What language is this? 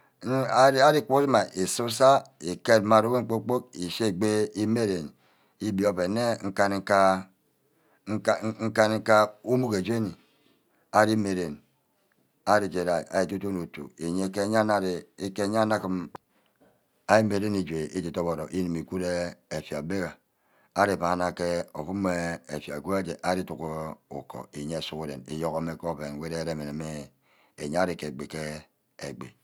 Ubaghara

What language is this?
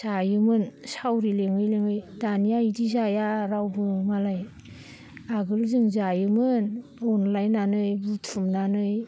Bodo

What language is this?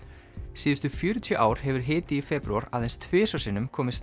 Icelandic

